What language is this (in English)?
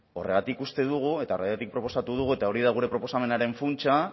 Basque